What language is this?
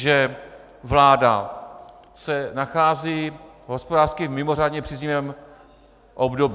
Czech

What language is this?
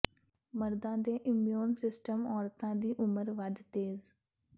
Punjabi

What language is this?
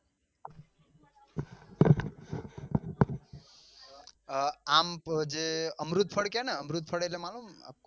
Gujarati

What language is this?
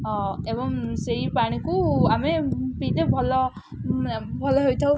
Odia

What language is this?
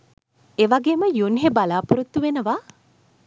Sinhala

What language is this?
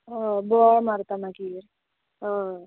Konkani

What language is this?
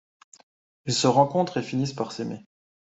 French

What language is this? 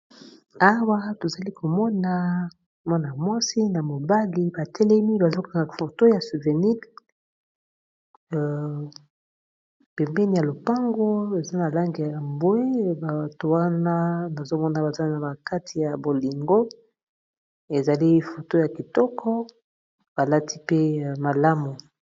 Lingala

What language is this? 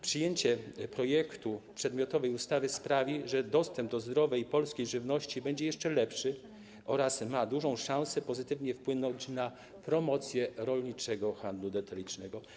Polish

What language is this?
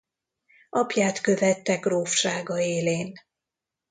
Hungarian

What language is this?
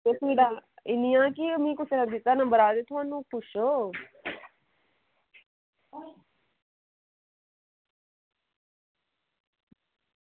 Dogri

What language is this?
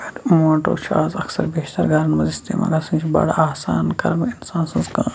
Kashmiri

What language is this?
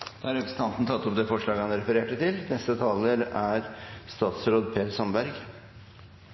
Norwegian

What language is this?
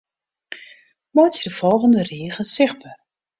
Western Frisian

